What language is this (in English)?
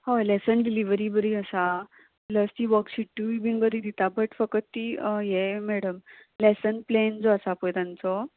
Konkani